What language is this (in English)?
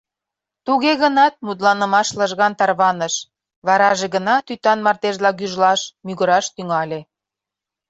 Mari